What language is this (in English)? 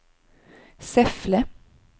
Swedish